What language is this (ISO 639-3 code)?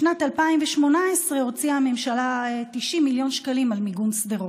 heb